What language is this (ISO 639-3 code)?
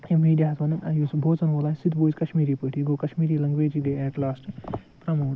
kas